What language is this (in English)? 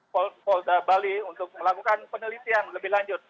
Indonesian